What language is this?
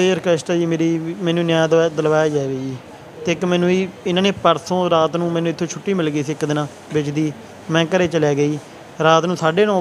Hindi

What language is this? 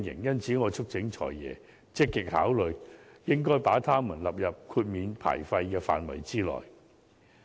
Cantonese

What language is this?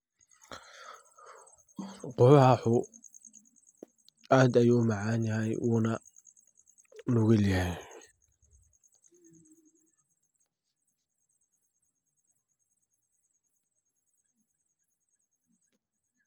Somali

